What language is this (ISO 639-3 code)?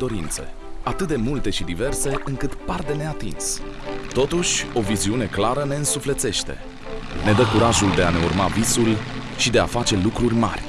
ron